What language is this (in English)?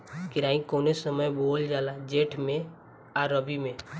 Bhojpuri